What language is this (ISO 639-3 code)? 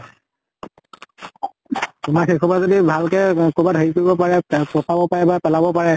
asm